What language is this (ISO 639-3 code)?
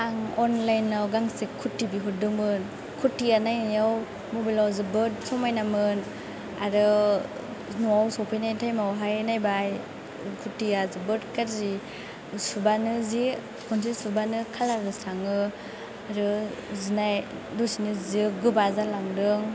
brx